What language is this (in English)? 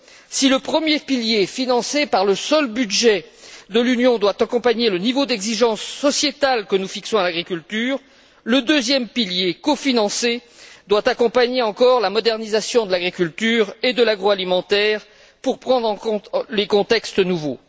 French